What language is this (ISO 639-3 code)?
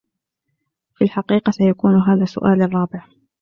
ara